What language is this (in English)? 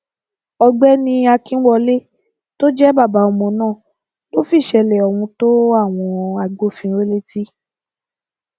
Yoruba